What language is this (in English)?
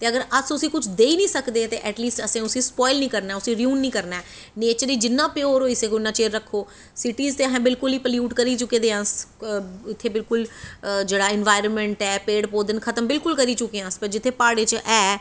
Dogri